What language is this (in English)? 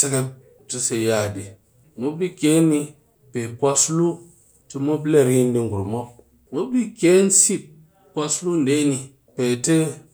Cakfem-Mushere